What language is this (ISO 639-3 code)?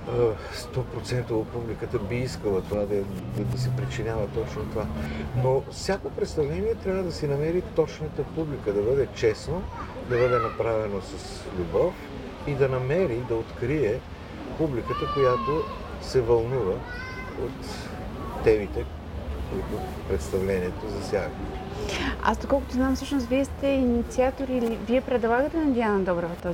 bul